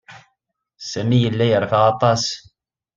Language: Kabyle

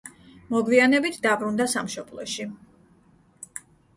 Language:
Georgian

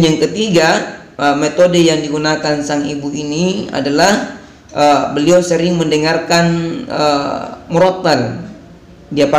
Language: Indonesian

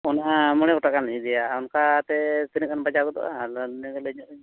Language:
Santali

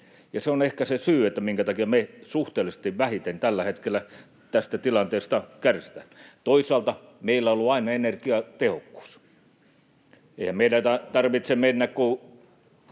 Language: Finnish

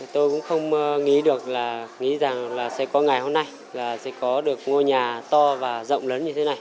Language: Vietnamese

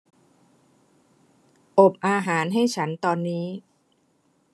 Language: Thai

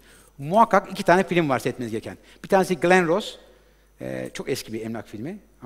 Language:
Turkish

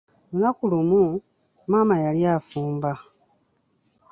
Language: Ganda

